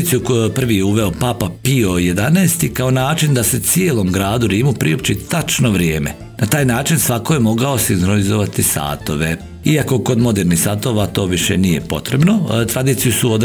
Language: Croatian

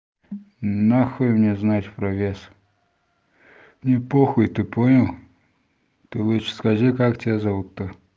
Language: Russian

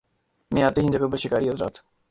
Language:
Urdu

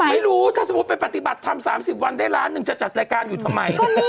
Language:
Thai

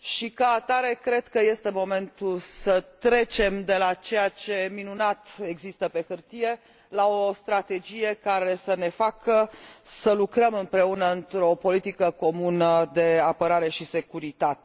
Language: Romanian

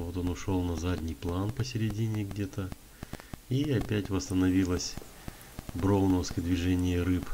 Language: Russian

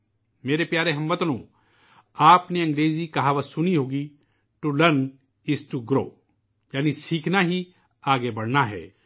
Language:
Urdu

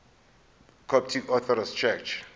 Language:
Zulu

